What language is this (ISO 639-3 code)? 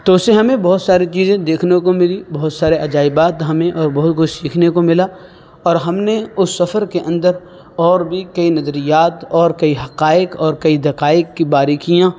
urd